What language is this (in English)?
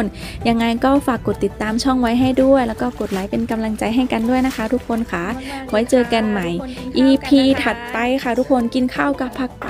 Thai